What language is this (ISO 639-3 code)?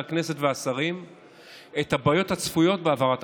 heb